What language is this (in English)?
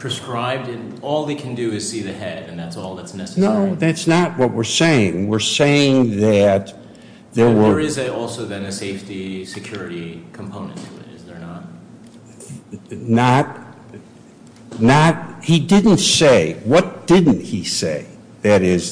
English